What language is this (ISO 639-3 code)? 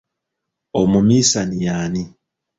lug